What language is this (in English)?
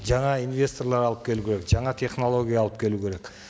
Kazakh